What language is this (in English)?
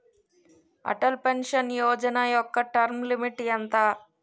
Telugu